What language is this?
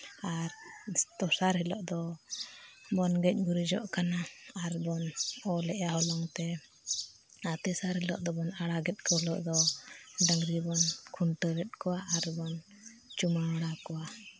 Santali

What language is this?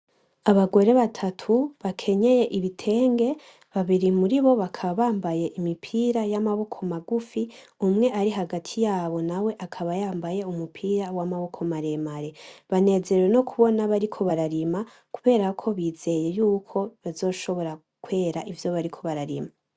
Rundi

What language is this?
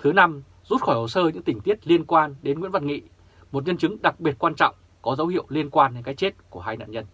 Vietnamese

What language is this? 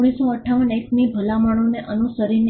Gujarati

